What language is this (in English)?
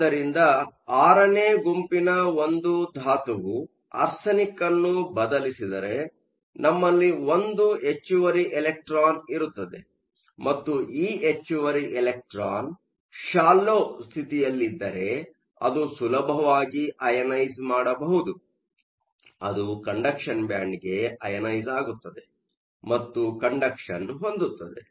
Kannada